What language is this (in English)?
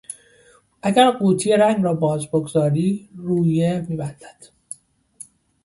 Persian